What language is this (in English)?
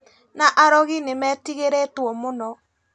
Kikuyu